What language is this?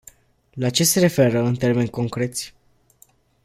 Romanian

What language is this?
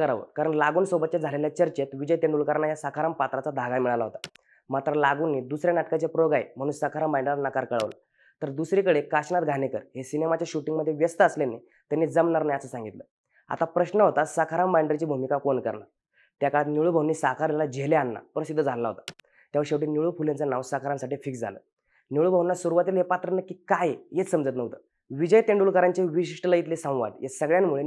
Hindi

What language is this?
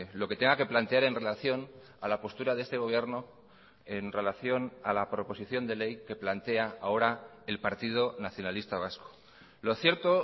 Spanish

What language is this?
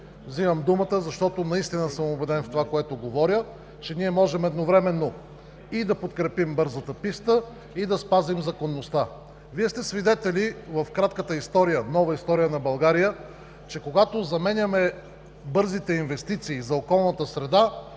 Bulgarian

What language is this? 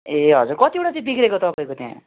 Nepali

